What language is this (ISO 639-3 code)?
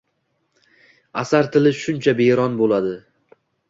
uzb